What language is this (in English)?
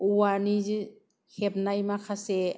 Bodo